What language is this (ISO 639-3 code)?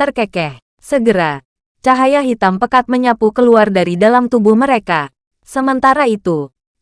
ind